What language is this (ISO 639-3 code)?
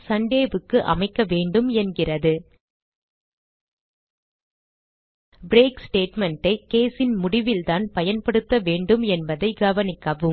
tam